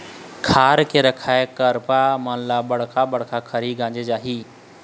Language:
Chhattisgarhi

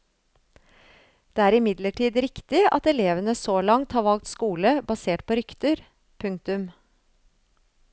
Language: Norwegian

